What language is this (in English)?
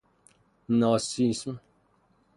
Persian